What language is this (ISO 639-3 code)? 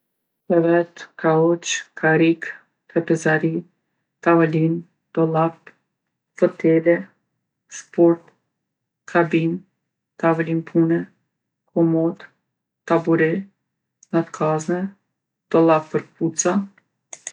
aln